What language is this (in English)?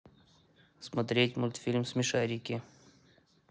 Russian